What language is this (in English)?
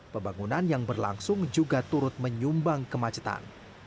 Indonesian